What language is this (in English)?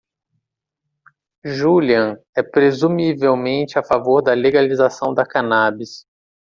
Portuguese